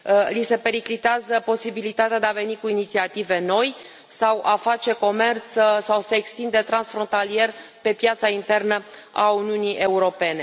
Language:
Romanian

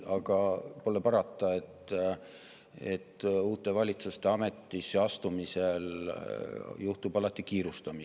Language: Estonian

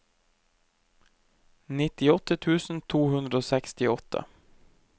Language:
Norwegian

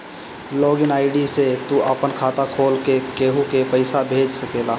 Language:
Bhojpuri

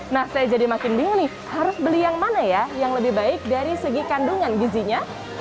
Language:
Indonesian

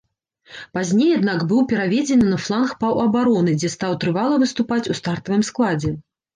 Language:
Belarusian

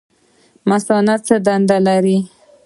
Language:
Pashto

